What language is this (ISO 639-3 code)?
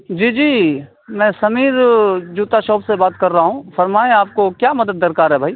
urd